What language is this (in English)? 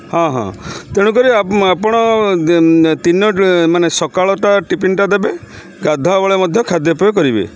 Odia